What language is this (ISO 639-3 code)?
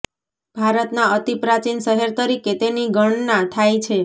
guj